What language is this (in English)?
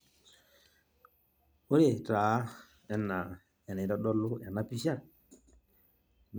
Masai